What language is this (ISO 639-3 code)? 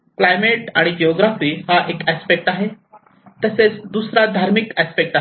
mar